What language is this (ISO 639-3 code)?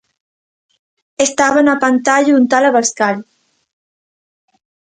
glg